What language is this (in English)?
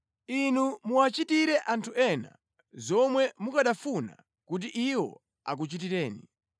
Nyanja